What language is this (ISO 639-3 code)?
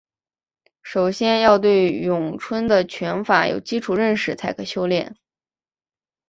zho